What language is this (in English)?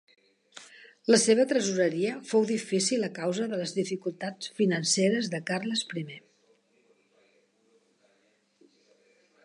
Catalan